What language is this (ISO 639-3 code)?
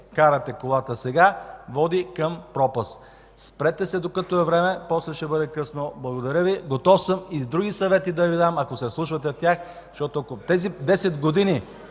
bul